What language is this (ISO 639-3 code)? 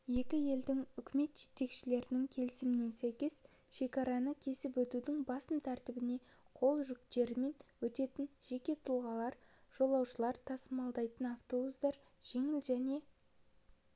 kaz